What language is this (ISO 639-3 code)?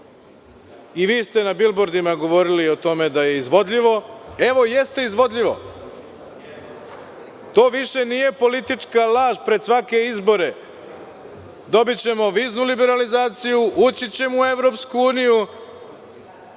srp